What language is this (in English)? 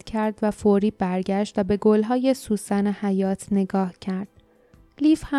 Persian